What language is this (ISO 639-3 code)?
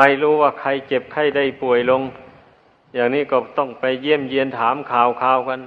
tha